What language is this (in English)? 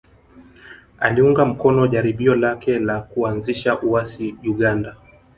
Swahili